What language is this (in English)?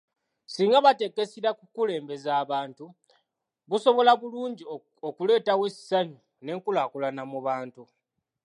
Ganda